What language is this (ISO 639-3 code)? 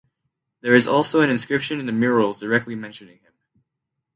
eng